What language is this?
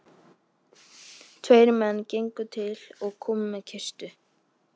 Icelandic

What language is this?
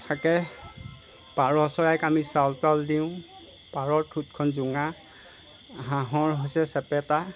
Assamese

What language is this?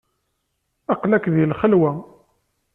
Kabyle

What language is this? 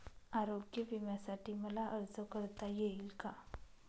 Marathi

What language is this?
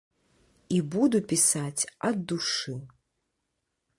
Belarusian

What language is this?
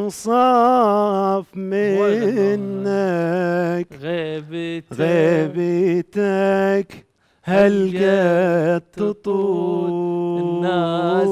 Arabic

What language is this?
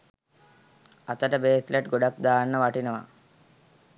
Sinhala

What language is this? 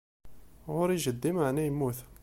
Kabyle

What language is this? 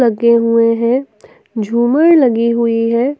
Hindi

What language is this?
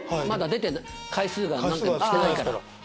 Japanese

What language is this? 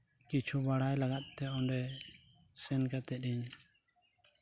Santali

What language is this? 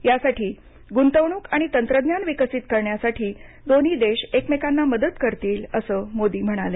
Marathi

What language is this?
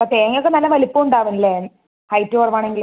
Malayalam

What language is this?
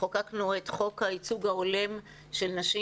Hebrew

